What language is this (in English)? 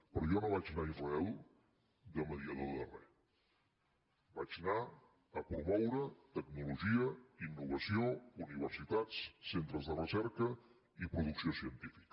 Catalan